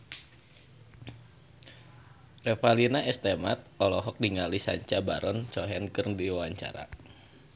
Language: Sundanese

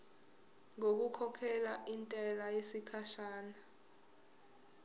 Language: Zulu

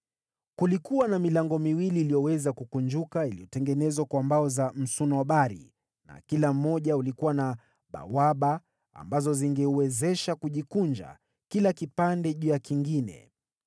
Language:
Swahili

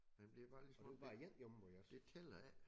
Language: Danish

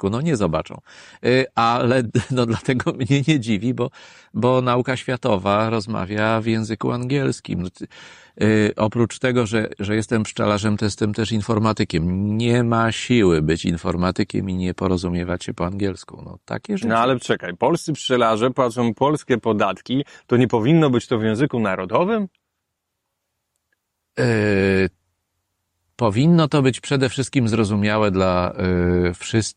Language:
Polish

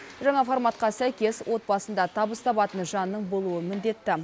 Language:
Kazakh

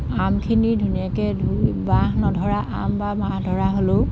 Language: Assamese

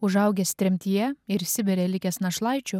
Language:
Lithuanian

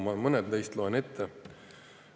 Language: Estonian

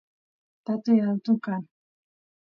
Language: Santiago del Estero Quichua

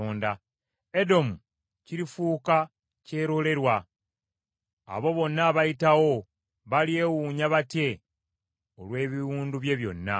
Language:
Ganda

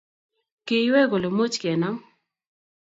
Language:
Kalenjin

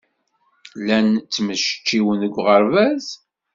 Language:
Kabyle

